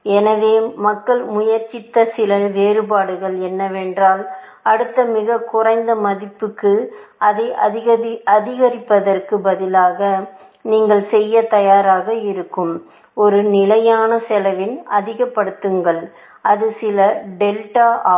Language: Tamil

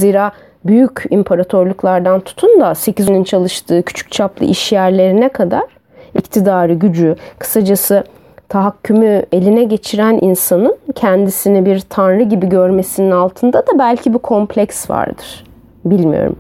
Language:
Turkish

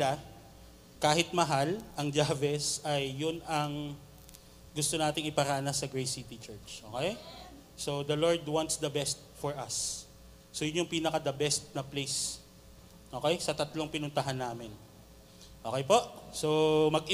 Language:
Filipino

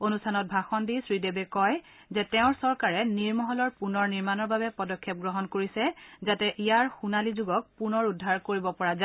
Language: Assamese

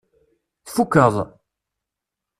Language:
Kabyle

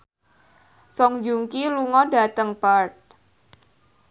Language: Javanese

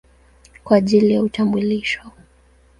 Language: Swahili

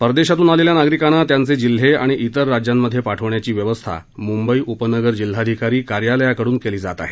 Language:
Marathi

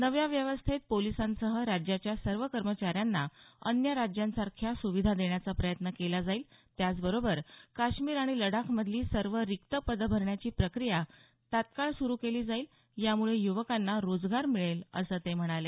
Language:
Marathi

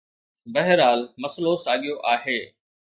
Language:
Sindhi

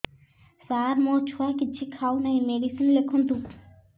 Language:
Odia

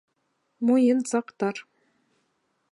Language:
Bashkir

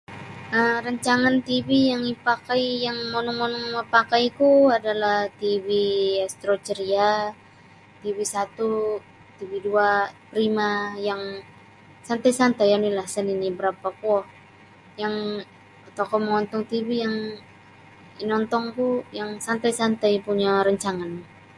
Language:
Sabah Bisaya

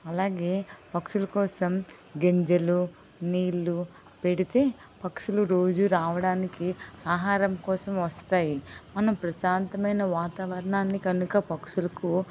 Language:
Telugu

